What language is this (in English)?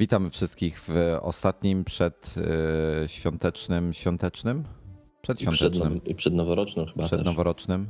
Polish